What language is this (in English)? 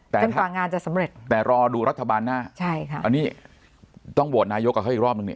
Thai